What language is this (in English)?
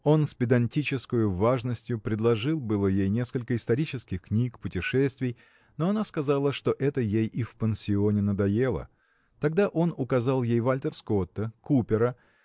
Russian